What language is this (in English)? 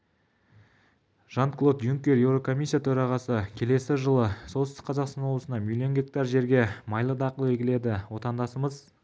Kazakh